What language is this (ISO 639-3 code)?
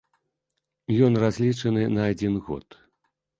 bel